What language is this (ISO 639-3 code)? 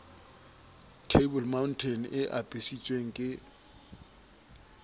sot